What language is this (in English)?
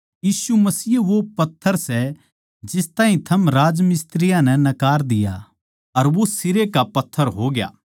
Haryanvi